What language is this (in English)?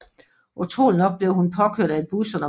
Danish